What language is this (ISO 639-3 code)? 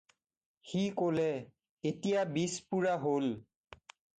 asm